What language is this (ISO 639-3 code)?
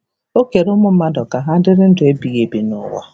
ibo